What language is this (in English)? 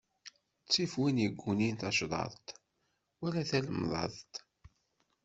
Kabyle